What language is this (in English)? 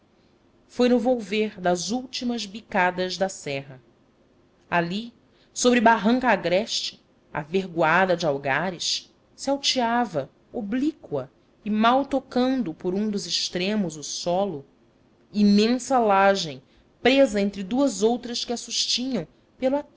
Portuguese